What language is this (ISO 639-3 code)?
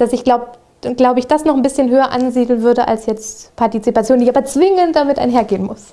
deu